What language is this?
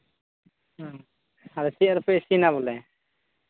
Santali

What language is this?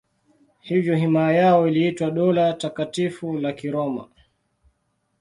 Swahili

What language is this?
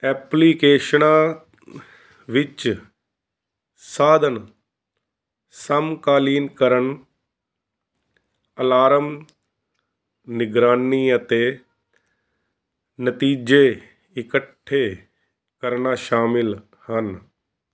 Punjabi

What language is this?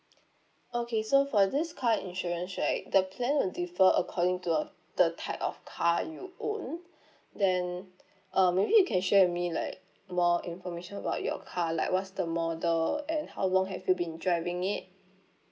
English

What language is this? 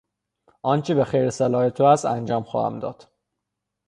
Persian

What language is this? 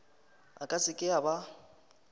Northern Sotho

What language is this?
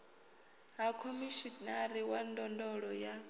Venda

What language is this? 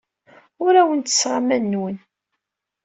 Kabyle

